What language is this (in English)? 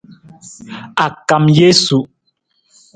Nawdm